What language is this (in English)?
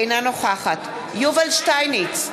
Hebrew